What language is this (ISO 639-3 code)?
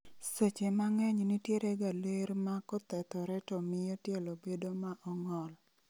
luo